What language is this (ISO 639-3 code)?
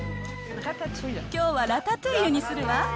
jpn